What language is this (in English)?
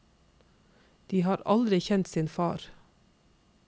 Norwegian